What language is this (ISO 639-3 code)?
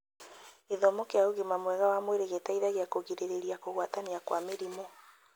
kik